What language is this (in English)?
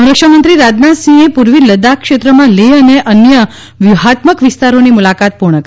Gujarati